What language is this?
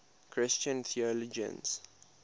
English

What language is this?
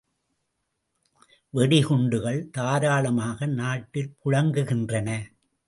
Tamil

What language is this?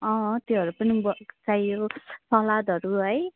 Nepali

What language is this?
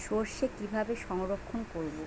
Bangla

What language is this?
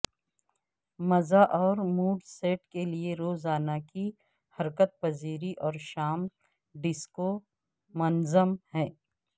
Urdu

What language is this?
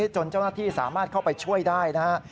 Thai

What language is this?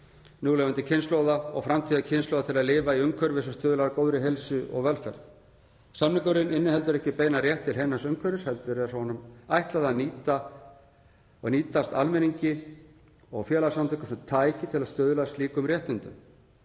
Icelandic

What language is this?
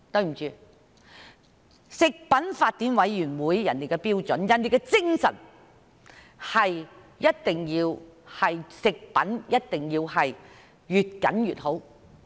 Cantonese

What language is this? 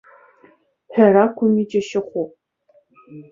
Abkhazian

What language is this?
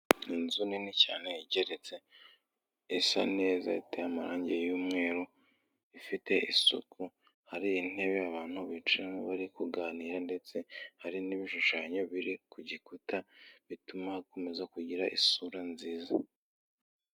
Kinyarwanda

